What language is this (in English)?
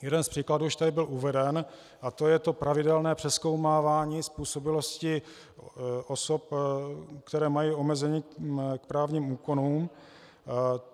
Czech